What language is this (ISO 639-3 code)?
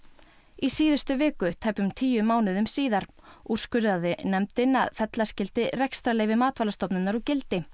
isl